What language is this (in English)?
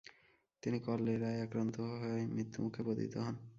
Bangla